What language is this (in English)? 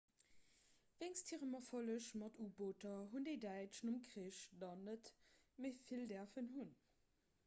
Luxembourgish